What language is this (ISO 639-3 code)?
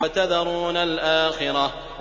ara